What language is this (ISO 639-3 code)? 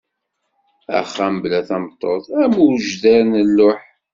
kab